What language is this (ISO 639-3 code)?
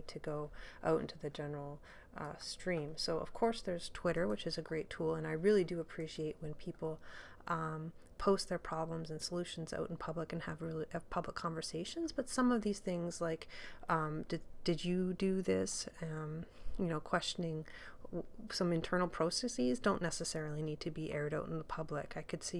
eng